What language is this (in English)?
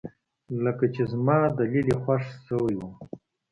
Pashto